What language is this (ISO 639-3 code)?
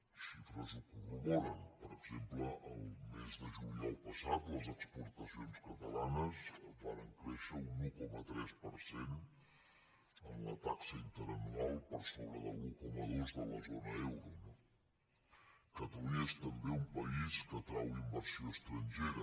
cat